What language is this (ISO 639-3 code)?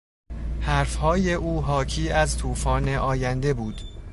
fas